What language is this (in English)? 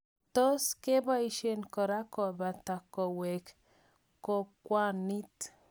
Kalenjin